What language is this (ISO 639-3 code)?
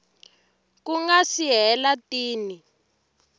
tso